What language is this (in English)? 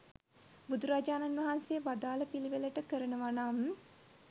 Sinhala